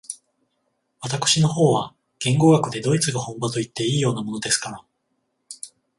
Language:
Japanese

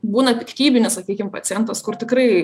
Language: Lithuanian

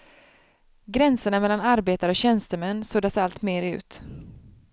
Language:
Swedish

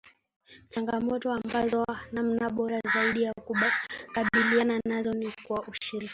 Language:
Swahili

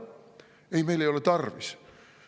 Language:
Estonian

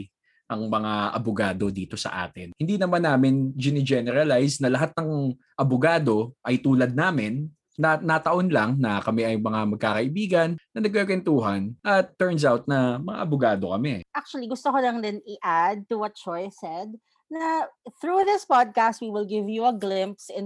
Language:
Filipino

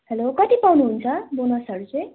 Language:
Nepali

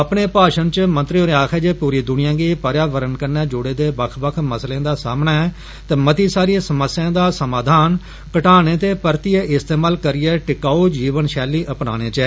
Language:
Dogri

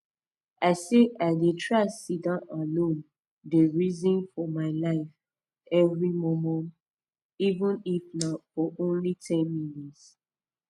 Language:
Nigerian Pidgin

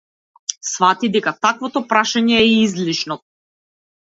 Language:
Macedonian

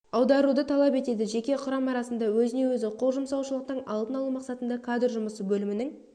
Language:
Kazakh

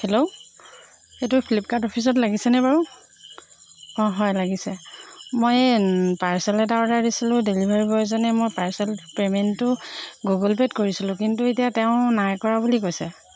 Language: Assamese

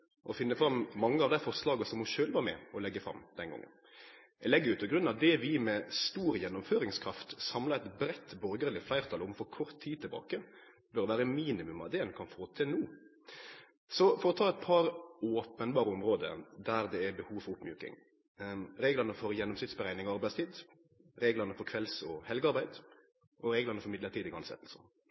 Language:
Norwegian Nynorsk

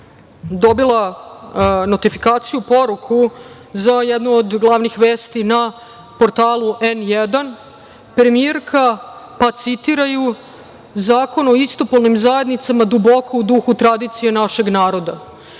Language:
Serbian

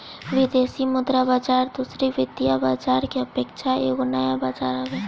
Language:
Bhojpuri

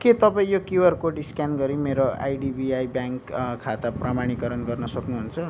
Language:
Nepali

